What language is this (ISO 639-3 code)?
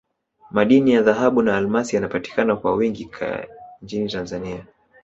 swa